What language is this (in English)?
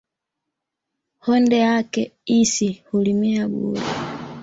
Swahili